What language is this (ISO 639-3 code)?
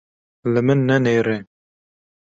kur